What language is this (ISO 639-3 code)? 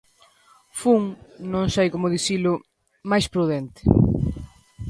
glg